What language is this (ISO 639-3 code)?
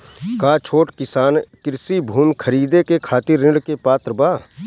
bho